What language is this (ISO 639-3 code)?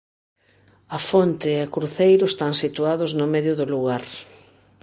glg